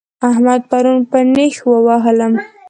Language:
Pashto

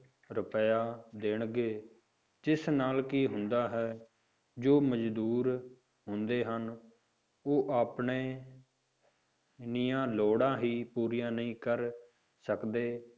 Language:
Punjabi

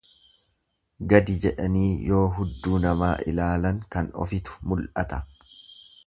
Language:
Oromo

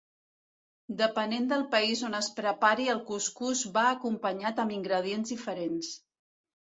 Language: Catalan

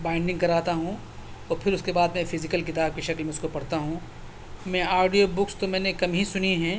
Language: Urdu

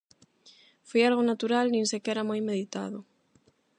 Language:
Galician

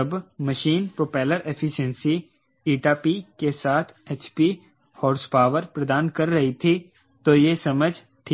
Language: Hindi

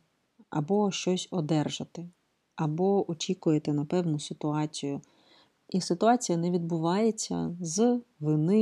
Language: Ukrainian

